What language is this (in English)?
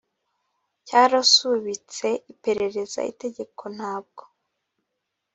Kinyarwanda